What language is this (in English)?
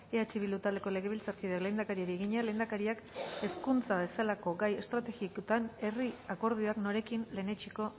Basque